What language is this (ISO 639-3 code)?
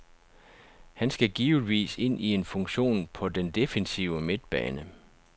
dan